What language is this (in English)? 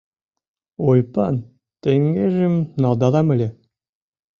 Mari